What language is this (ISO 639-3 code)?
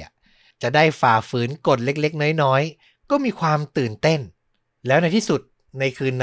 tha